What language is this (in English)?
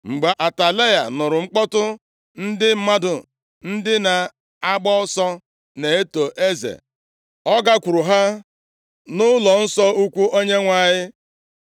Igbo